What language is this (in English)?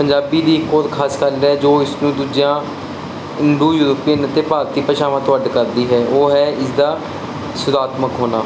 Punjabi